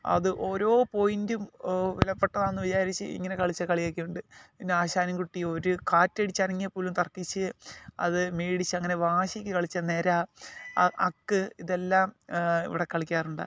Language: Malayalam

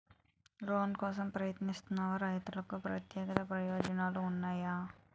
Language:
Telugu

